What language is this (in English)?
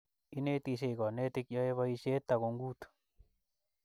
Kalenjin